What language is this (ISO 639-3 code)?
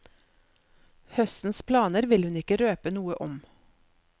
nor